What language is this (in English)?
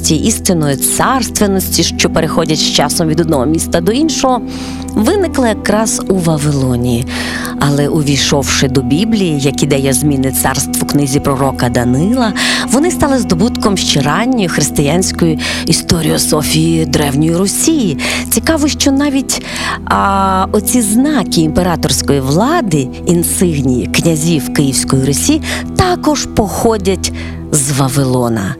Ukrainian